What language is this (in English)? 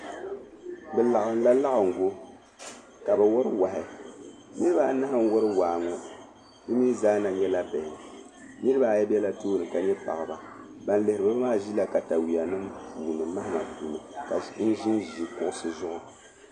Dagbani